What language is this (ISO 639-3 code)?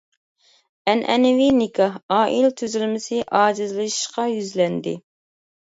uig